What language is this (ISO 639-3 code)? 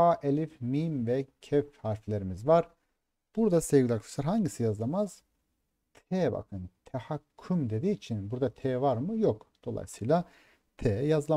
tur